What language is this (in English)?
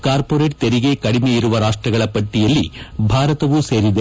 Kannada